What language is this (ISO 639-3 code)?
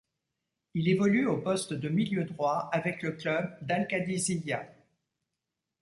fra